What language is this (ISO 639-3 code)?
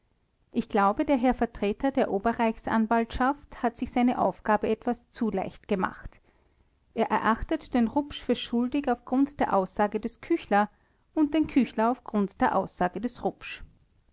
deu